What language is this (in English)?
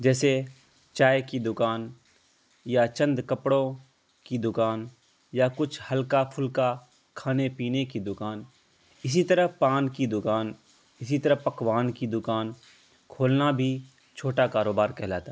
Urdu